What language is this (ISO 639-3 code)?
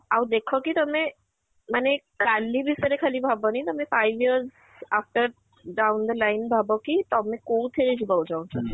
ori